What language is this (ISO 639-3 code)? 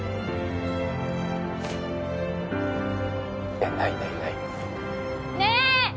jpn